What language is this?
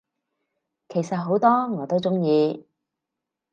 Cantonese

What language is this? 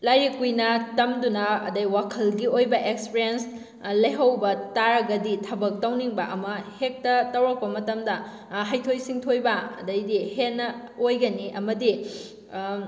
Manipuri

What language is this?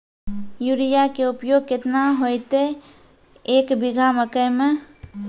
Maithili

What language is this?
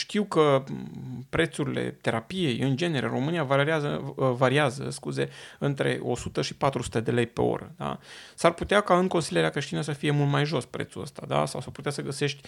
Romanian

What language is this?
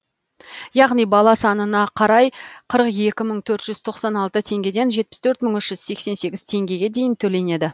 Kazakh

